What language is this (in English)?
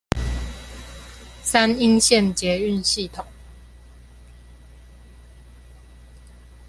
Chinese